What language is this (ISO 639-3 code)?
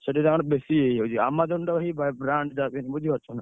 ori